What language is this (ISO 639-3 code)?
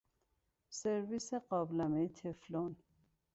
fas